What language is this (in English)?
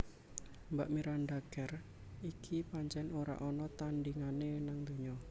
Javanese